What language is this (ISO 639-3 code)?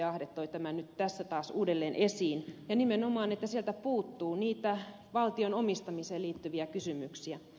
fin